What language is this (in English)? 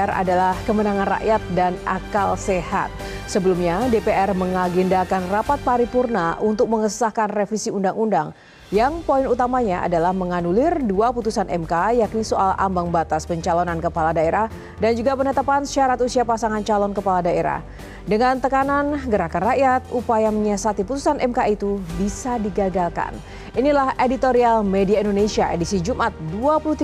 Indonesian